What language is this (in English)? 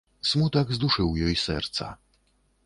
Belarusian